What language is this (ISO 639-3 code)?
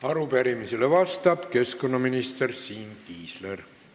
est